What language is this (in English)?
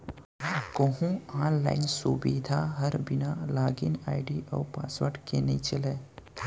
Chhattisgarhi